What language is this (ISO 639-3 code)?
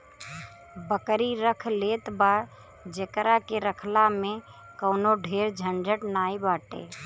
bho